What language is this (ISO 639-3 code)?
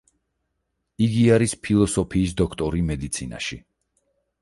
kat